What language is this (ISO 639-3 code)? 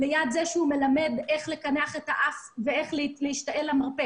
heb